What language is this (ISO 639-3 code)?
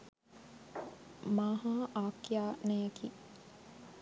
sin